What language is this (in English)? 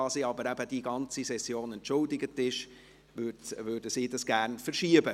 Swiss German